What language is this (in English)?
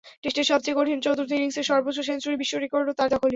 Bangla